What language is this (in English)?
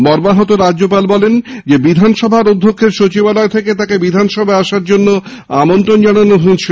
Bangla